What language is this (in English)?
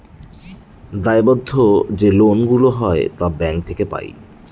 Bangla